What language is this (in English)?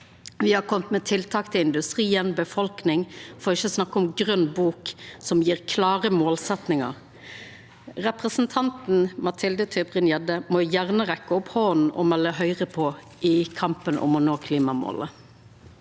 Norwegian